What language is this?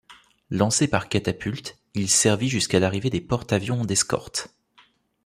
French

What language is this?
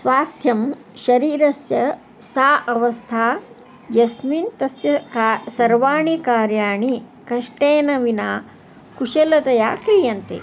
Sanskrit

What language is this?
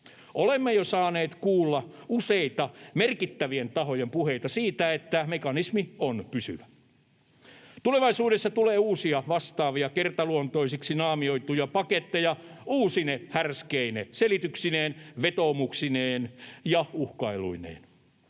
Finnish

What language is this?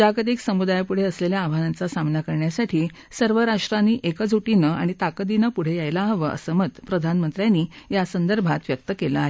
Marathi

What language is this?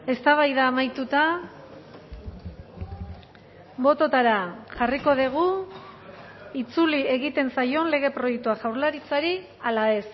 Basque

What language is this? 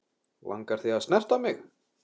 Icelandic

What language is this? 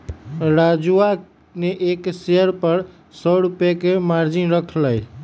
Magahi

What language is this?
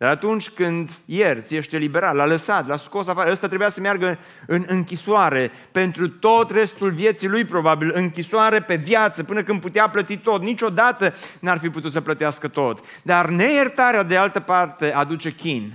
Romanian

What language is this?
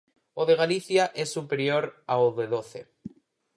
Galician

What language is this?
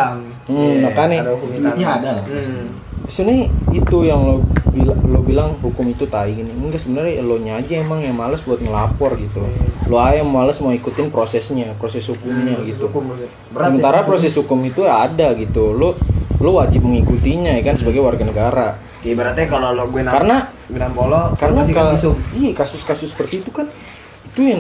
Indonesian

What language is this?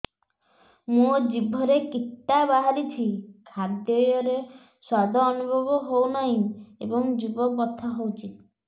Odia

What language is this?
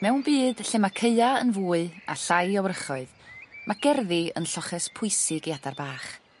Welsh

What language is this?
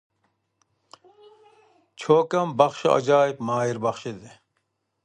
Uyghur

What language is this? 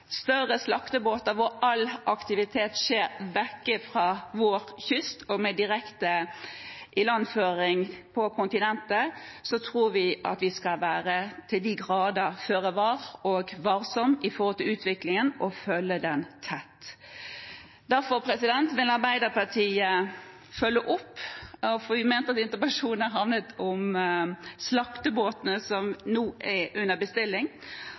Norwegian Bokmål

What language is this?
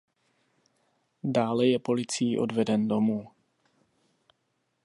Czech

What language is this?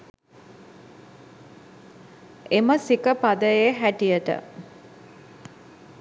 Sinhala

